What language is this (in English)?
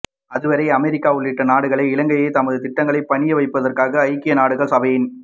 Tamil